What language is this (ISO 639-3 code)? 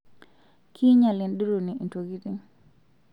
mas